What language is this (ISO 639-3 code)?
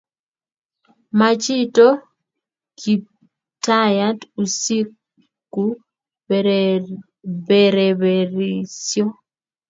kln